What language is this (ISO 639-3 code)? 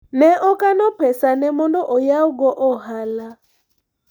luo